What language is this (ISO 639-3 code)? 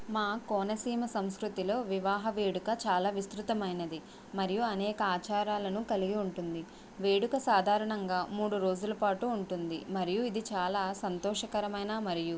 tel